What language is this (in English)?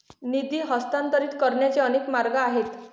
Marathi